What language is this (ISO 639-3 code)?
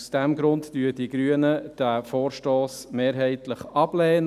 gsw